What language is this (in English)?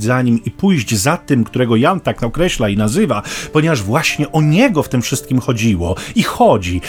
Polish